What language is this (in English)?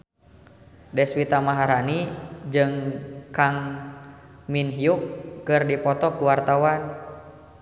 Sundanese